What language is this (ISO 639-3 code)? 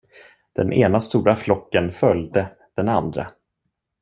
swe